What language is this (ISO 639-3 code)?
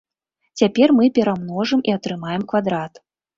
bel